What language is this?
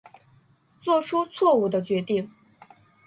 Chinese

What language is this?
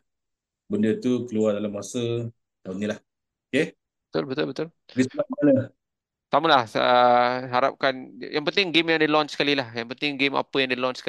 Malay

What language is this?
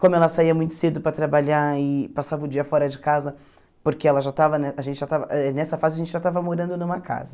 Portuguese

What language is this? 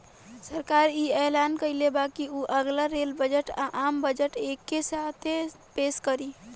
Bhojpuri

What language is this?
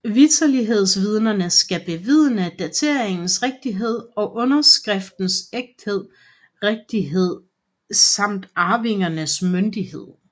Danish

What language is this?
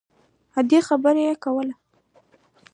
Pashto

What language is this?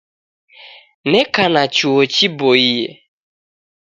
Taita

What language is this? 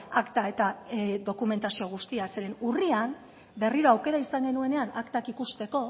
Basque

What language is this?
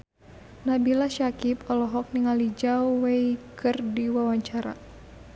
Sundanese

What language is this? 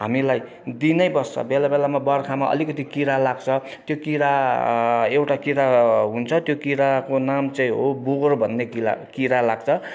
Nepali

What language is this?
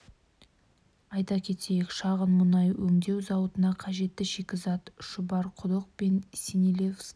Kazakh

